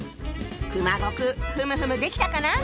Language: Japanese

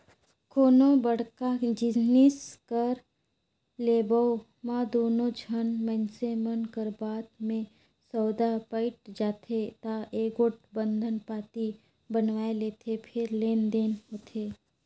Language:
Chhattisgarhi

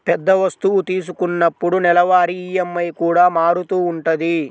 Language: Telugu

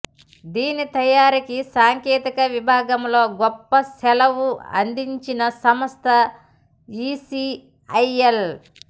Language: Telugu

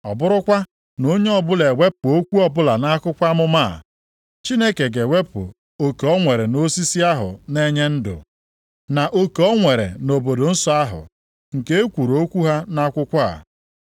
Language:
Igbo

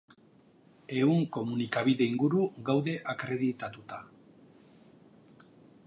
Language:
Basque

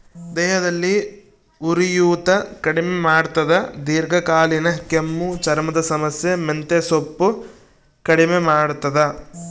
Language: Kannada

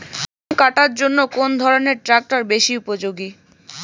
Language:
Bangla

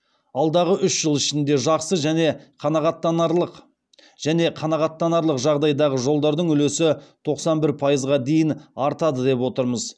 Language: Kazakh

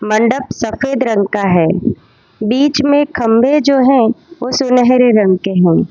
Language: Hindi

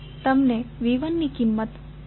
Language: Gujarati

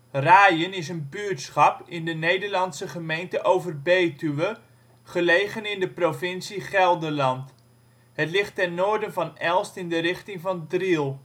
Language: Dutch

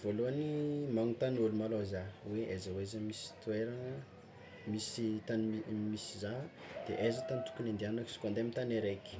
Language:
Tsimihety Malagasy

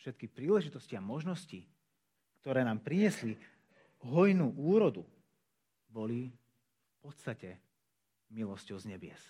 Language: Slovak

